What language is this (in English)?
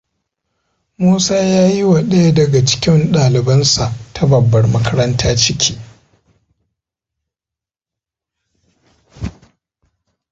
Hausa